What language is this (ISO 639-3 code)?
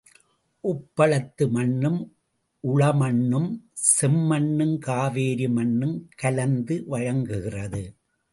tam